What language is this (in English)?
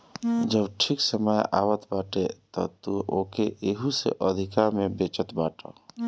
Bhojpuri